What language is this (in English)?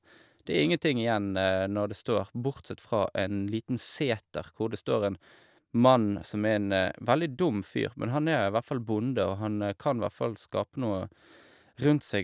Norwegian